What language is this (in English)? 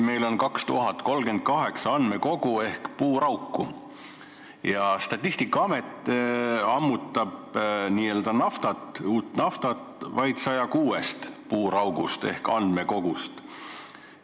Estonian